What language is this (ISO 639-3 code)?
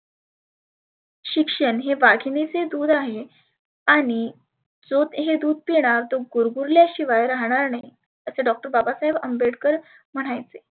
mar